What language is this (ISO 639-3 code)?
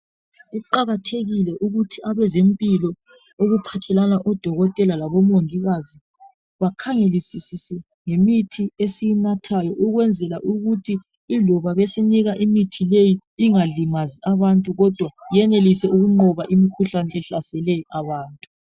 nde